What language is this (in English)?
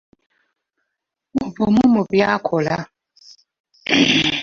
Ganda